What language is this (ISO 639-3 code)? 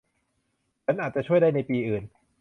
tha